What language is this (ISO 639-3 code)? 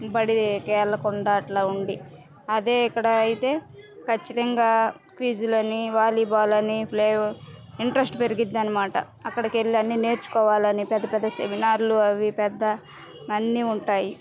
tel